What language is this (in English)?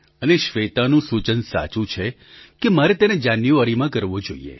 Gujarati